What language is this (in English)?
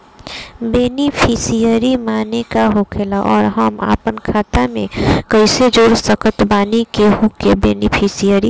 Bhojpuri